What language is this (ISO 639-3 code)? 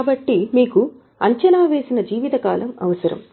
tel